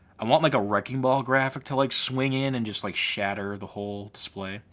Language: English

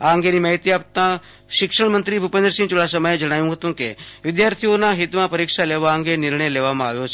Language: Gujarati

